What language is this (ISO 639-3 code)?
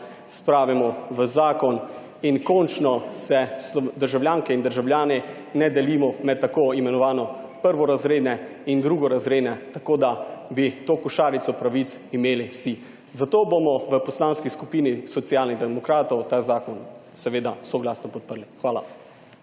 slv